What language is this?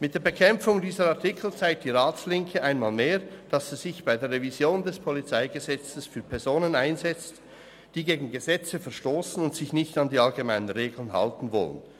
Swiss German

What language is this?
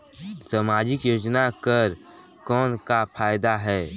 Chhattisgarhi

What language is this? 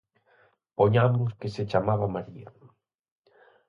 Galician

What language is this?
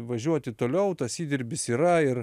Lithuanian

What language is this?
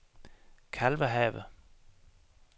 Danish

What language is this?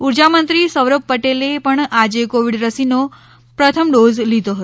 Gujarati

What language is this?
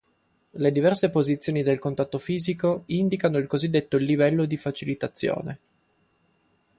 Italian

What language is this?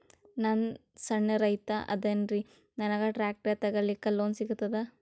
Kannada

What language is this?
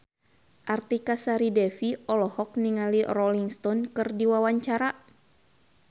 Sundanese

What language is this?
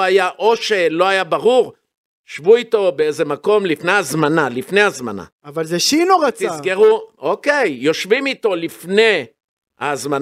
Hebrew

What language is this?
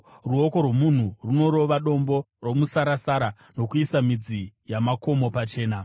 Shona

